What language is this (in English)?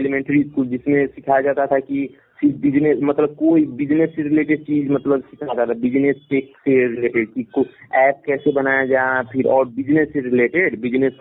Hindi